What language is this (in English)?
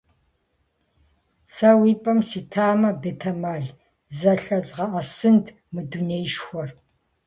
Kabardian